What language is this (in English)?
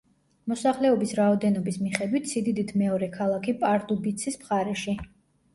Georgian